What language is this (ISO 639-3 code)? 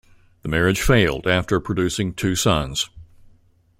eng